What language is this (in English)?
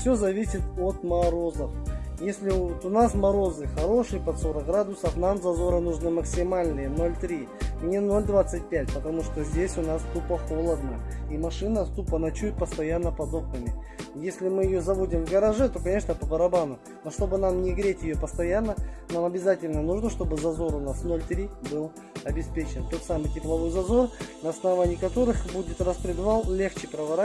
Russian